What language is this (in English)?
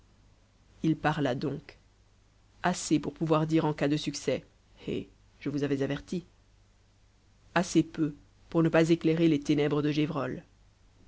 French